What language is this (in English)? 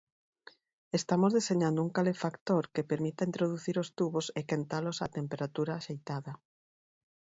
Galician